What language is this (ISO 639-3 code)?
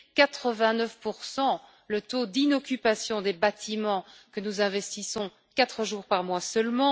fra